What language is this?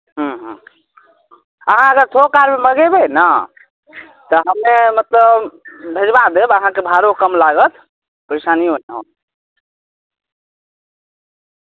Maithili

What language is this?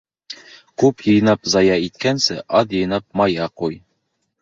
Bashkir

